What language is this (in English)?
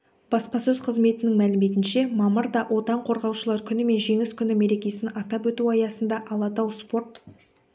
Kazakh